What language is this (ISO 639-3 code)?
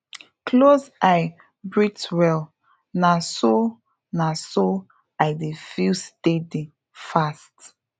pcm